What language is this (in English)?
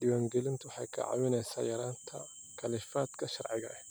Somali